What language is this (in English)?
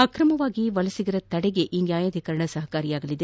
Kannada